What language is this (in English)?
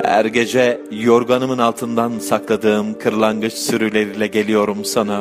Turkish